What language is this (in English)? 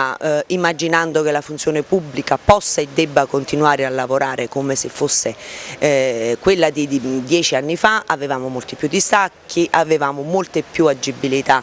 Italian